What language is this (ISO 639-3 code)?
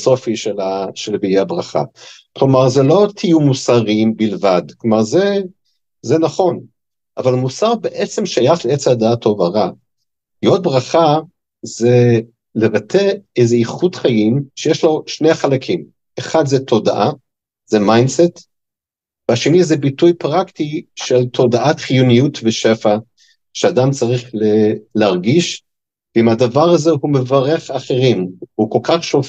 heb